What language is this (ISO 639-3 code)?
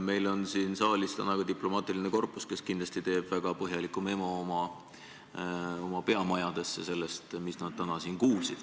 est